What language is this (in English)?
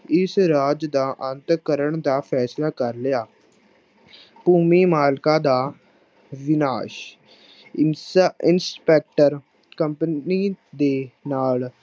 Punjabi